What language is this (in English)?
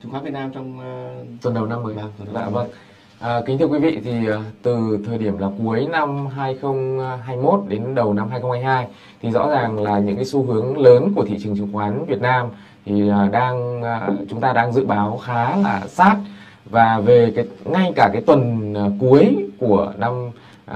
Vietnamese